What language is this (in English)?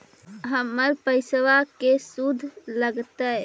Magahi